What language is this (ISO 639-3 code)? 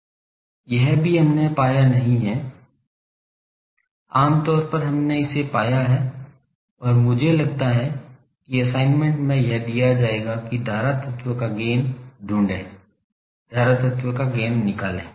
hin